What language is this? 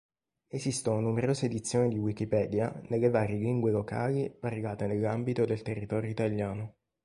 Italian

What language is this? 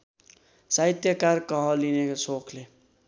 Nepali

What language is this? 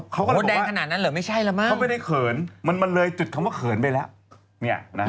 Thai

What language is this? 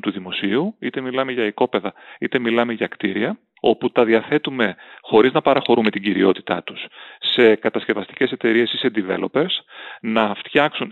Greek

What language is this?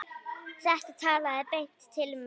Icelandic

